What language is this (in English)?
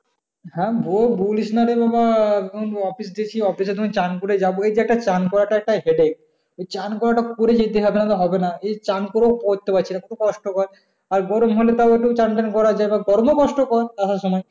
Bangla